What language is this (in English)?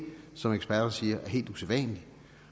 Danish